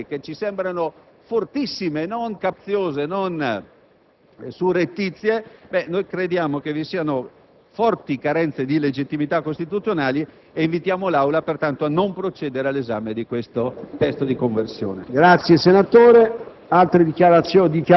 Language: Italian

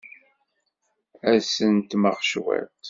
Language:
Kabyle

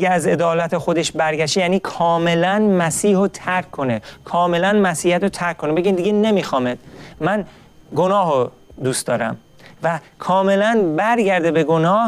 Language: Persian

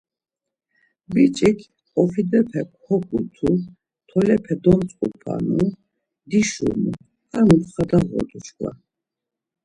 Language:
Laz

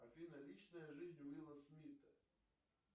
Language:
Russian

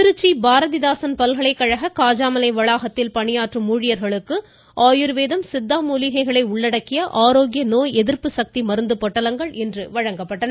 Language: Tamil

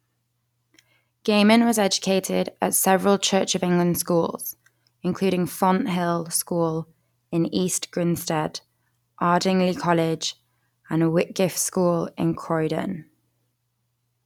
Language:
English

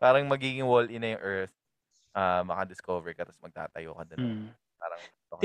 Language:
Filipino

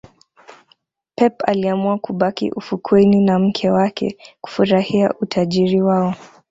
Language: Swahili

